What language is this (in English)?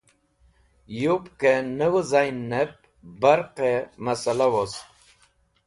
Wakhi